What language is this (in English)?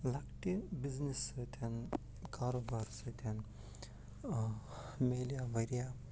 Kashmiri